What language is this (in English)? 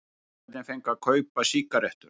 Icelandic